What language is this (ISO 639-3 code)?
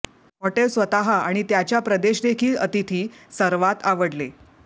mar